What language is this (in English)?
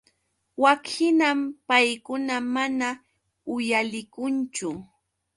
Yauyos Quechua